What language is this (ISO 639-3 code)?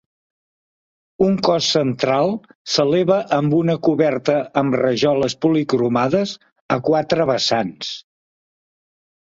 cat